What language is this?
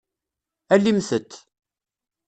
Kabyle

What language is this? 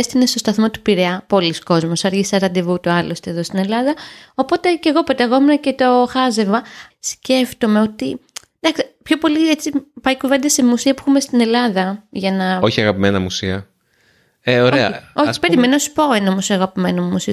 Greek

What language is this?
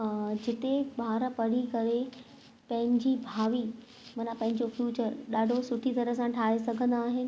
Sindhi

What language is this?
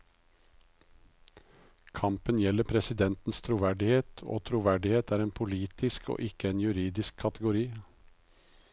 Norwegian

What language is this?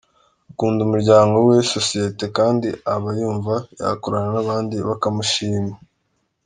Kinyarwanda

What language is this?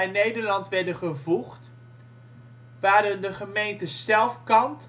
Dutch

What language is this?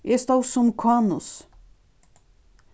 Faroese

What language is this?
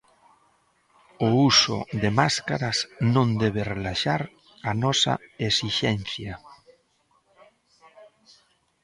Galician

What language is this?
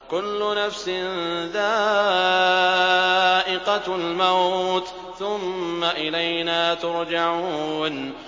Arabic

